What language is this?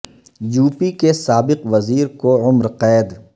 Urdu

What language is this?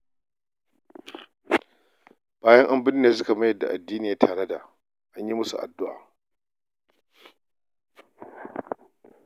Hausa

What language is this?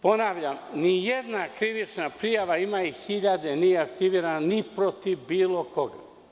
Serbian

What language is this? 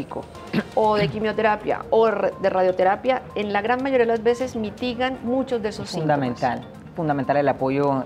Spanish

